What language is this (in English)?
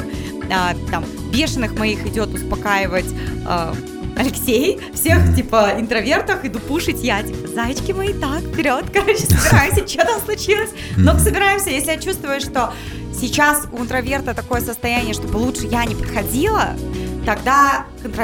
Russian